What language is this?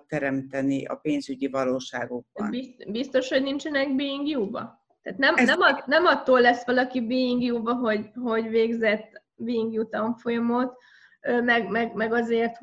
Hungarian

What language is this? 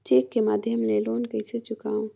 Chhattisgarhi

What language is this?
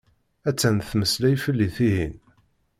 Kabyle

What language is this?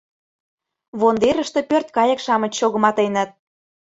Mari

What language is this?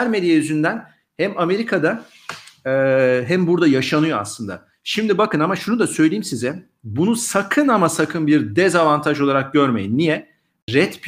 Turkish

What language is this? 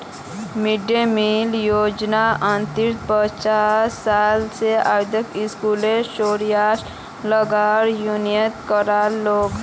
Magahi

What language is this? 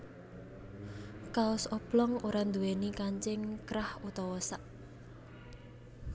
Javanese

